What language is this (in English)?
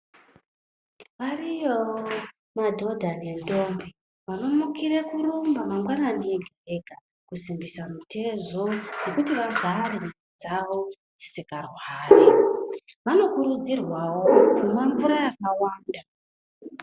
Ndau